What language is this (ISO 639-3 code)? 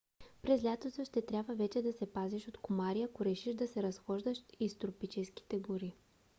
bul